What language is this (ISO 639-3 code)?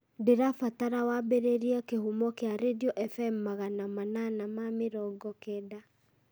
kik